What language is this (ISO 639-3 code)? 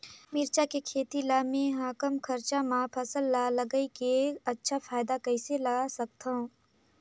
hne